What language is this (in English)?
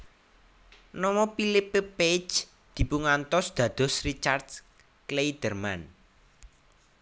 Javanese